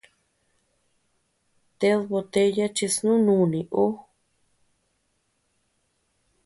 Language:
Tepeuxila Cuicatec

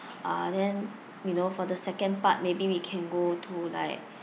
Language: English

